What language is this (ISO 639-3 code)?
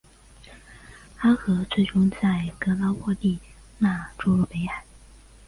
zho